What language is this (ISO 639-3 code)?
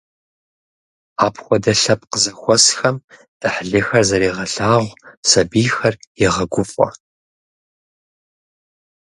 kbd